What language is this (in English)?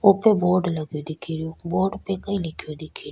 Rajasthani